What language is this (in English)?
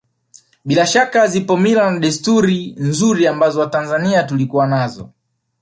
Swahili